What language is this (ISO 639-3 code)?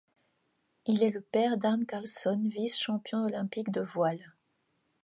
fra